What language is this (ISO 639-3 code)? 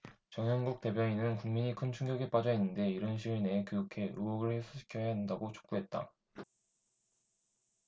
kor